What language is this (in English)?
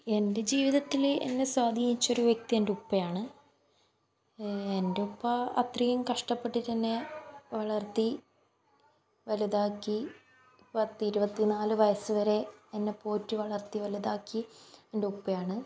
Malayalam